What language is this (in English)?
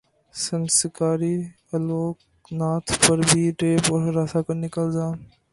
Urdu